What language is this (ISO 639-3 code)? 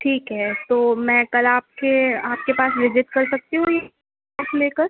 urd